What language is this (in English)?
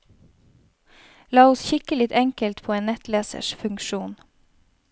Norwegian